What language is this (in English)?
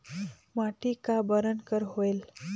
Chhattisgarhi